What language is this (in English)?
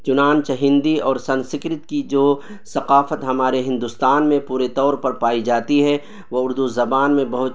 Urdu